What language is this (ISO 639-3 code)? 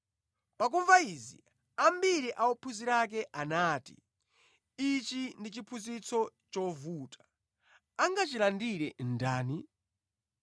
nya